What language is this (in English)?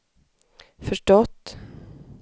Swedish